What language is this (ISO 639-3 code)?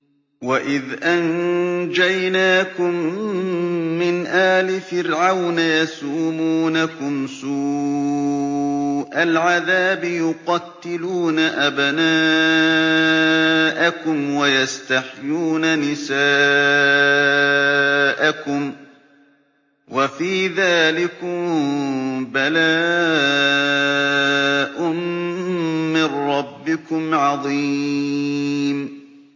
ara